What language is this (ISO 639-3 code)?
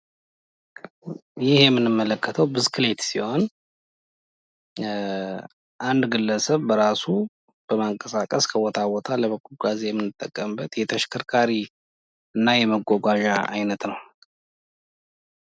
amh